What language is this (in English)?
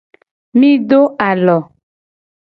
Gen